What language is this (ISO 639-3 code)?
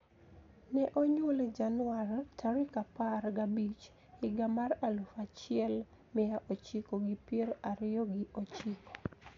luo